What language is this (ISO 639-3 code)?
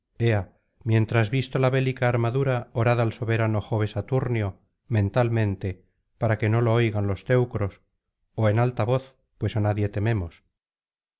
spa